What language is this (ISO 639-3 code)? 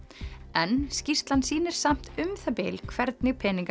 isl